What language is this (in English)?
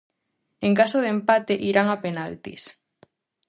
Galician